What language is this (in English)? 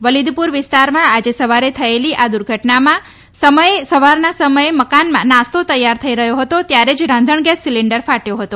Gujarati